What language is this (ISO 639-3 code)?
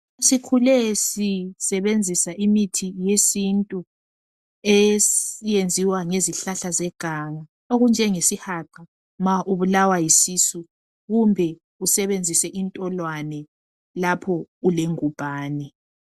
nde